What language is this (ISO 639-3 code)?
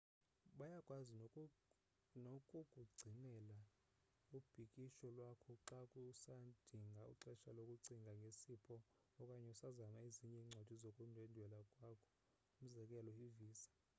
xho